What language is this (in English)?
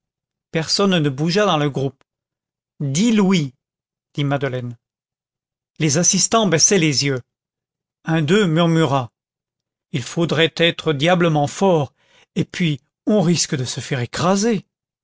French